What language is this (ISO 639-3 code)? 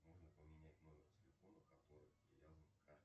rus